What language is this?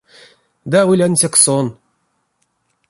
Erzya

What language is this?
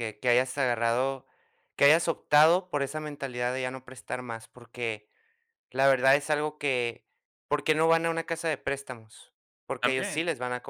Spanish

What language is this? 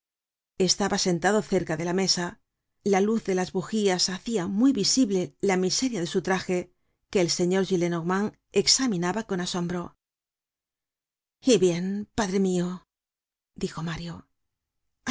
Spanish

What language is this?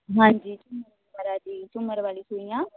Punjabi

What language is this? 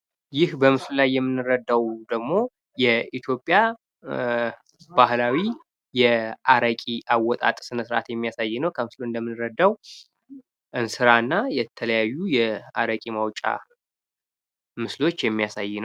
Amharic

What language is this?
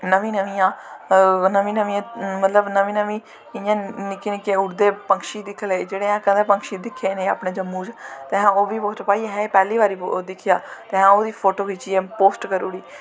Dogri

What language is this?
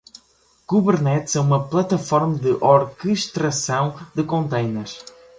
Portuguese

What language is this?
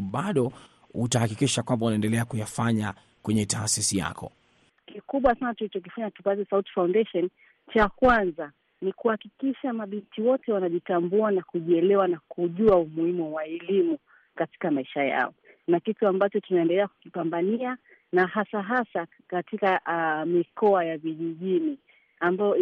Swahili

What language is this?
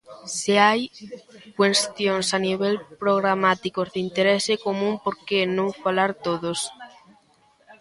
Galician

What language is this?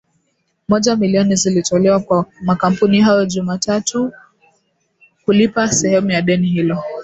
Swahili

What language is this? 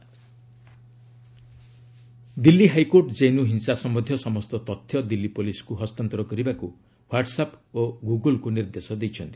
Odia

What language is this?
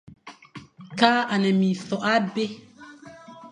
Fang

